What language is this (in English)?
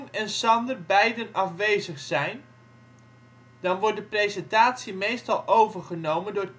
Dutch